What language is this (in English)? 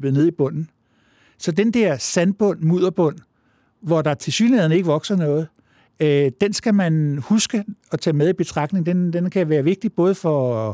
Danish